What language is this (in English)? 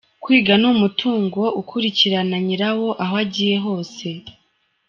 Kinyarwanda